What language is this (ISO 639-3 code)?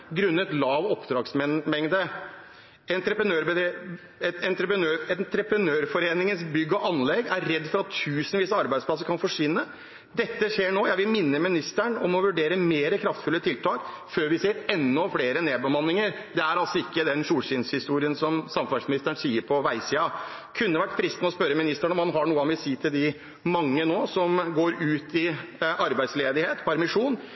nob